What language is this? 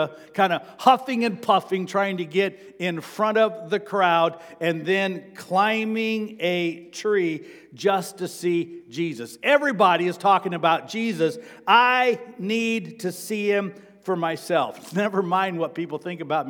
English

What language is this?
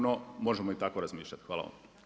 Croatian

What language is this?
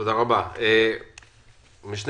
Hebrew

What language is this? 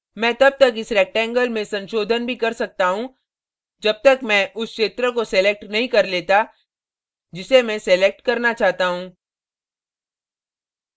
Hindi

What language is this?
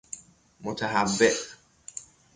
Persian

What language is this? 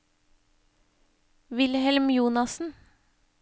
Norwegian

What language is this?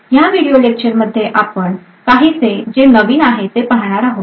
Marathi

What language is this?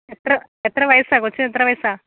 Malayalam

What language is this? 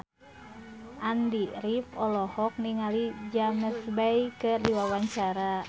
Sundanese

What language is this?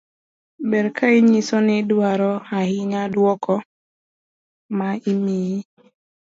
Luo (Kenya and Tanzania)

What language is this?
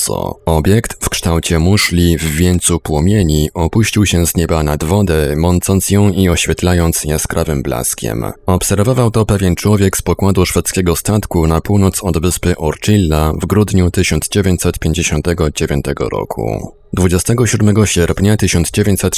Polish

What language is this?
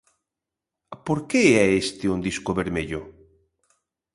Galician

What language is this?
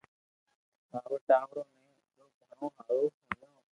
Loarki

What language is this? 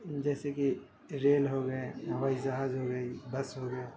Urdu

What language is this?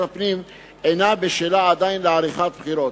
Hebrew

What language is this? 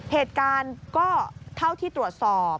Thai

